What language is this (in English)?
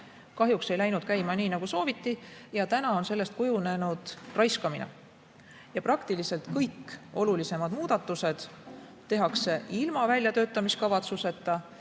Estonian